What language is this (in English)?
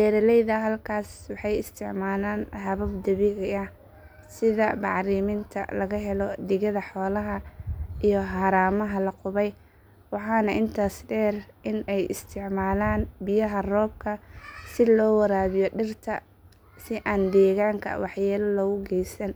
Somali